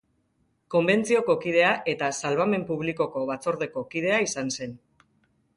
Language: Basque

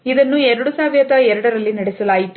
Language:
Kannada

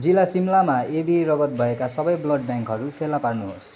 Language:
Nepali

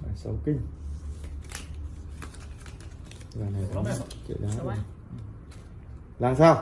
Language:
Vietnamese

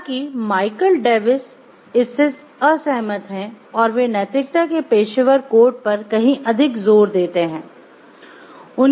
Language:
Hindi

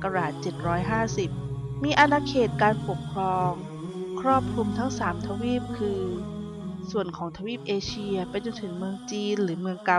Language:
Thai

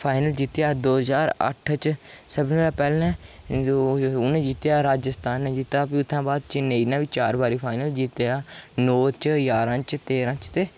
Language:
Dogri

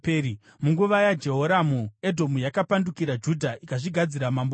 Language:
Shona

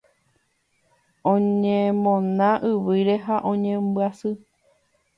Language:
Guarani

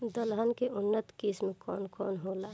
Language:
Bhojpuri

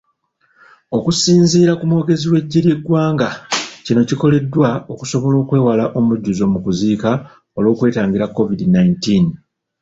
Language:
Ganda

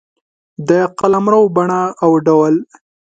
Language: Pashto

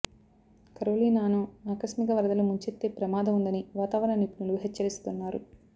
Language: Telugu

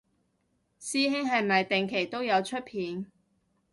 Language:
Cantonese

